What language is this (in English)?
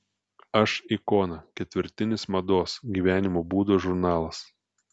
Lithuanian